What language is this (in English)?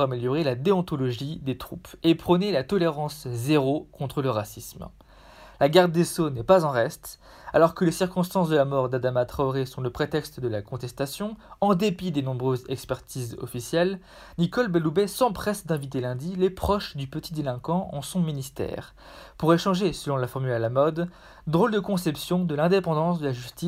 French